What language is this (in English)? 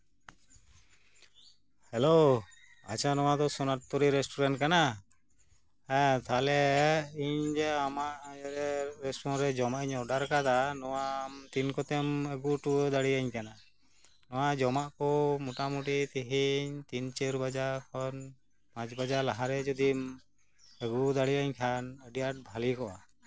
Santali